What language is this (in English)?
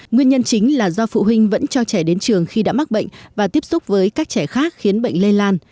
Vietnamese